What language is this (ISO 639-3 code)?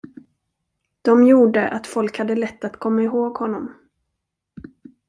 swe